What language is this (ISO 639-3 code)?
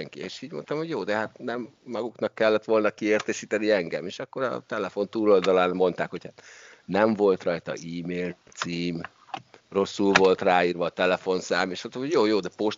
hun